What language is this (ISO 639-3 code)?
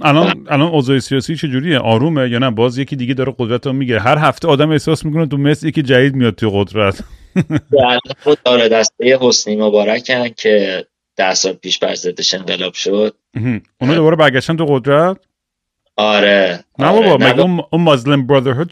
fas